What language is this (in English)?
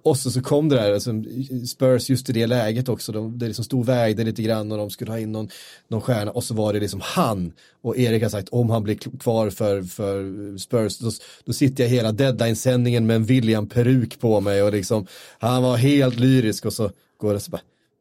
Swedish